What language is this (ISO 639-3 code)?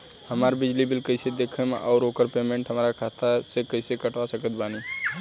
bho